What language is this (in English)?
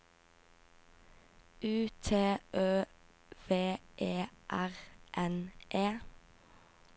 Norwegian